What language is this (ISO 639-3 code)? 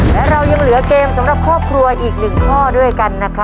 tha